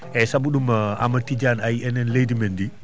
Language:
Fula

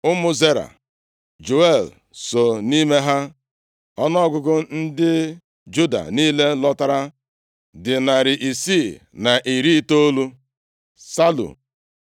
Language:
Igbo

